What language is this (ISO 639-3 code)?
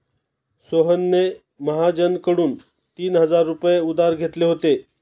mar